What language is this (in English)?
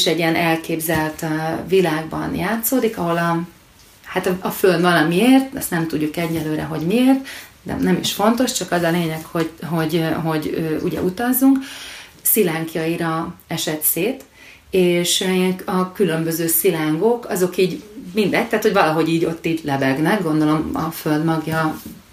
Hungarian